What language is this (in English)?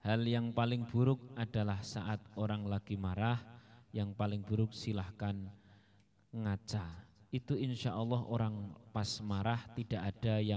Indonesian